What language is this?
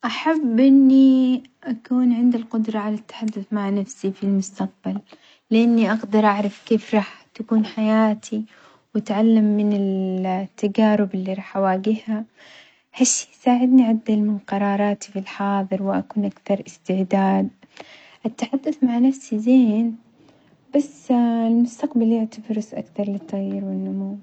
Omani Arabic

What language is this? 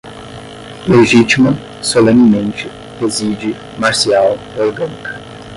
Portuguese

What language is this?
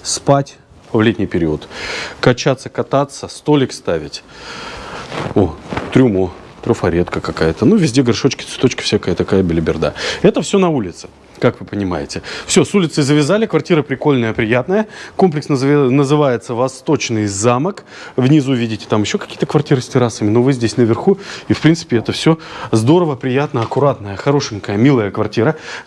Russian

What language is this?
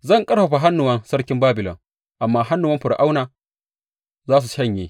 Hausa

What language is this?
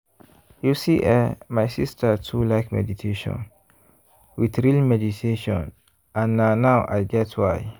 Nigerian Pidgin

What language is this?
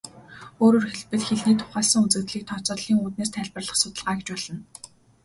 Mongolian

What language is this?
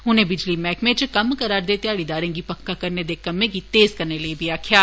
Dogri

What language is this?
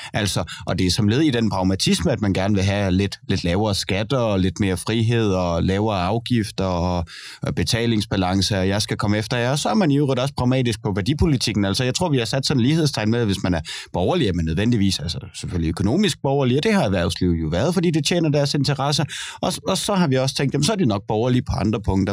Danish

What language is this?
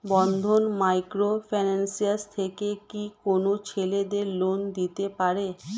Bangla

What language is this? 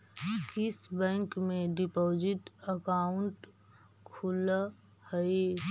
Magahi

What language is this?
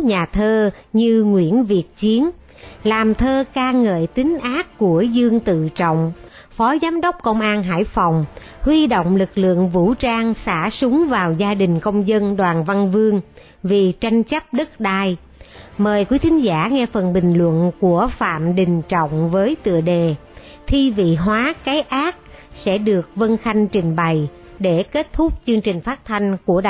Vietnamese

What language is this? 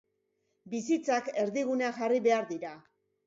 Basque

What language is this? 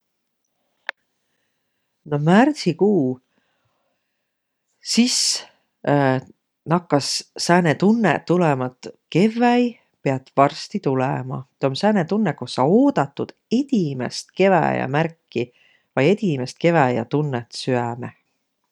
Võro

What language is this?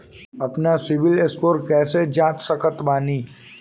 Bhojpuri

